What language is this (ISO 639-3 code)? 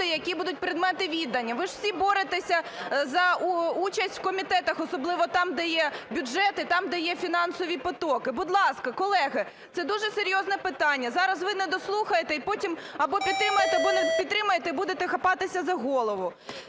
ukr